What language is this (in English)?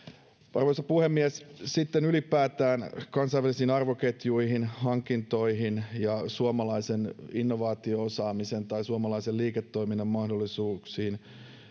Finnish